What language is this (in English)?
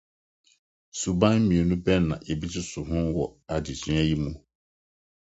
Akan